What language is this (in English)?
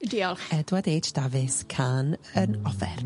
Welsh